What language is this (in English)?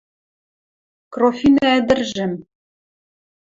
Western Mari